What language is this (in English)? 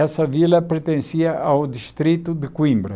Portuguese